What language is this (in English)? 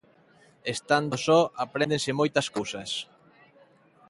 Galician